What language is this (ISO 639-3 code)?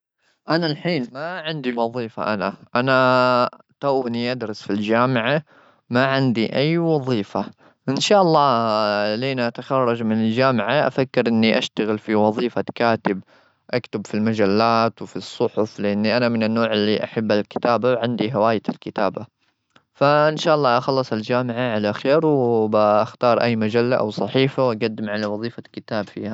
afb